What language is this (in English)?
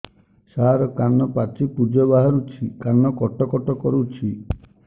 Odia